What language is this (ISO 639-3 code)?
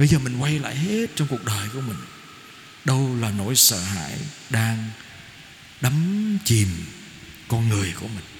vie